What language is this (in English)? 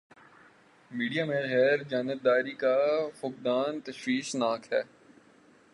Urdu